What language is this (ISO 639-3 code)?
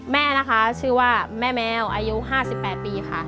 tha